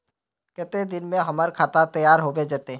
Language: Magahi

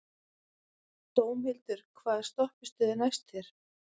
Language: Icelandic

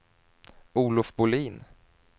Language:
Swedish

